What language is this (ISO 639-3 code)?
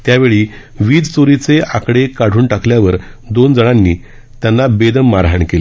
mar